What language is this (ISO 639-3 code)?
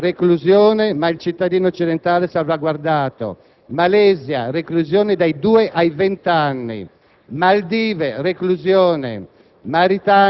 ita